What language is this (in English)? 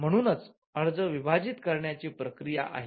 Marathi